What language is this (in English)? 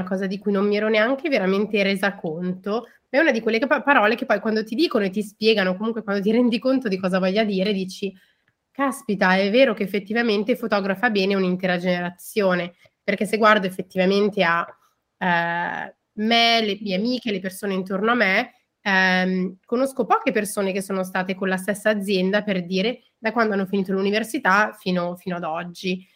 Italian